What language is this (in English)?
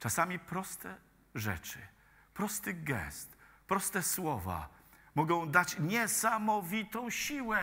Polish